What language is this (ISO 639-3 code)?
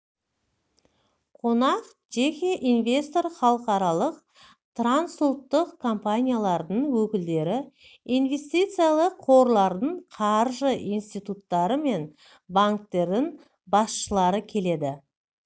kaz